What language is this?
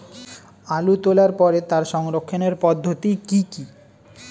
Bangla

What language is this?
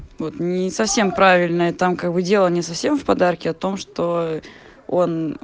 Russian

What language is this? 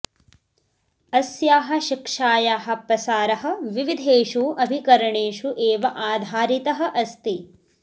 Sanskrit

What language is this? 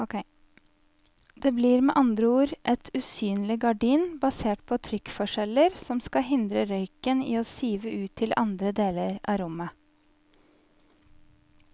Norwegian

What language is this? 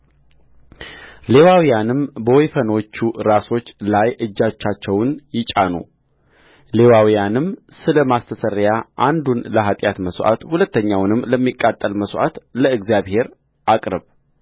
Amharic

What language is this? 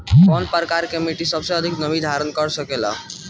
Bhojpuri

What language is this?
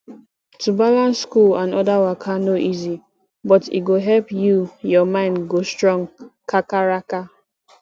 Nigerian Pidgin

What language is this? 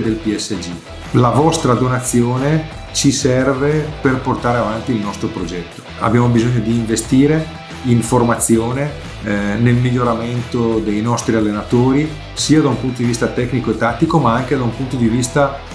Italian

